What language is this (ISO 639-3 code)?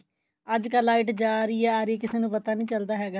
pan